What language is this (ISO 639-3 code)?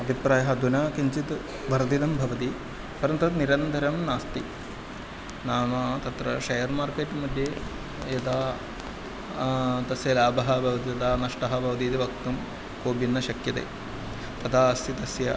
san